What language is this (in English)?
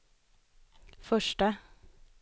Swedish